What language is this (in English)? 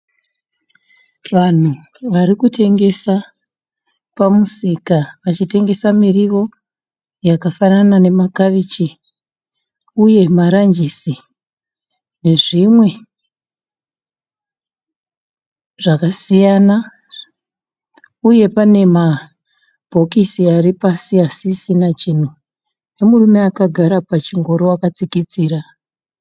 Shona